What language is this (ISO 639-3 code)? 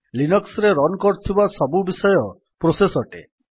ori